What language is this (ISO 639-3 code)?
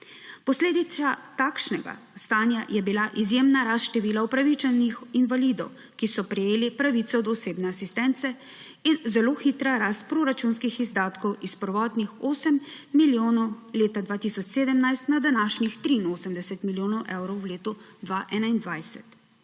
slv